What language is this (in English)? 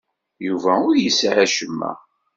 Kabyle